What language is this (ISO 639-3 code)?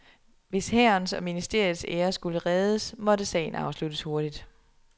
dan